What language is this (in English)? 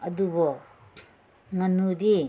Manipuri